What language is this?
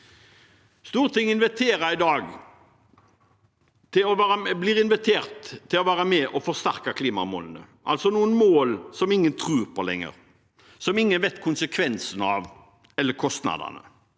Norwegian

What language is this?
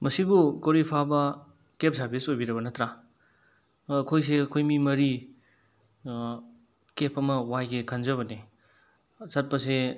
Manipuri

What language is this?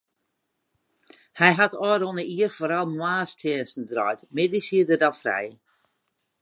Western Frisian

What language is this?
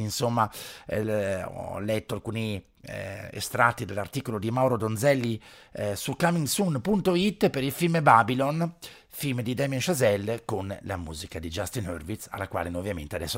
Italian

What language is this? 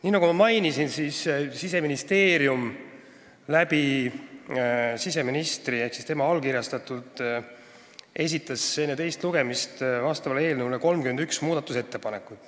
Estonian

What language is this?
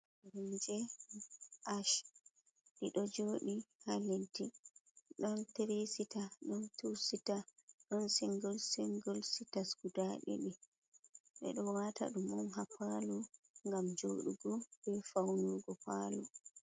Fula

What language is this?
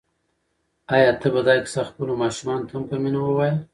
Pashto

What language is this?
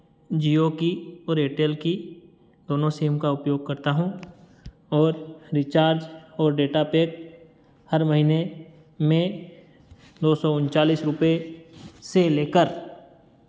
Hindi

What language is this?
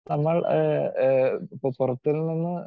Malayalam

